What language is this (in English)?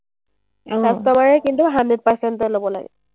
Assamese